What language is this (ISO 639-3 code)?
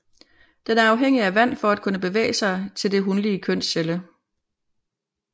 dan